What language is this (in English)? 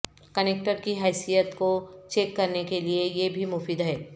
Urdu